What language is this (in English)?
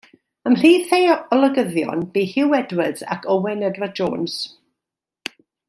Welsh